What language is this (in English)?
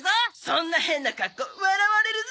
Japanese